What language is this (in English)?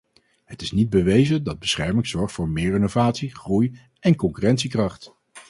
Dutch